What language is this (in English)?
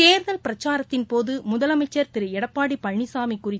Tamil